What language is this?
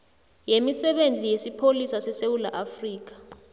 South Ndebele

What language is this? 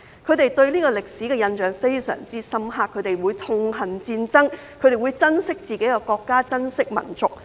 Cantonese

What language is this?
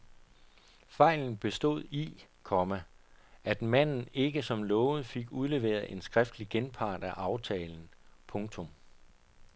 Danish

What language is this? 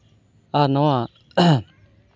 Santali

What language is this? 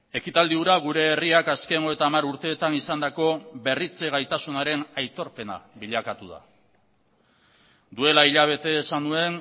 Basque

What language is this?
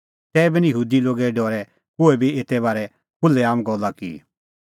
Kullu Pahari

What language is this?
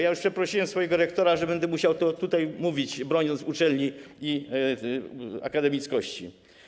Polish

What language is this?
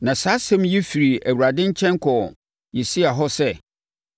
Akan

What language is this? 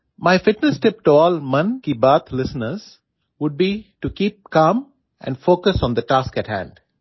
Gujarati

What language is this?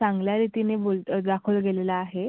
Marathi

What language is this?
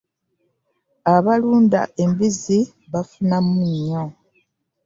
Ganda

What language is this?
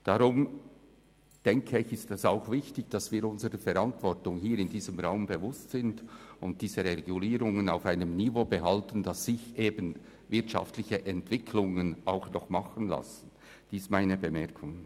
Swiss German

